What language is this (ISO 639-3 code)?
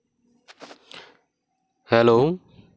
sat